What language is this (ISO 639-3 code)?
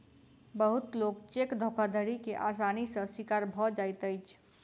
mai